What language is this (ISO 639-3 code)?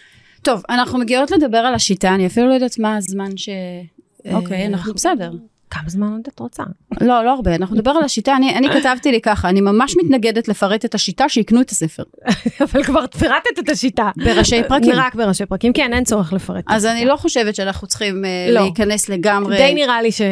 heb